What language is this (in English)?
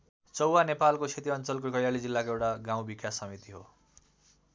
Nepali